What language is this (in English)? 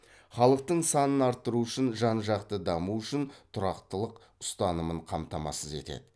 Kazakh